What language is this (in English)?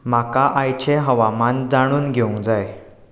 Konkani